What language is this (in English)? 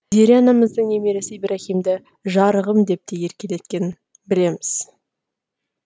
Kazakh